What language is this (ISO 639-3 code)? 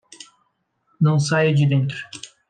por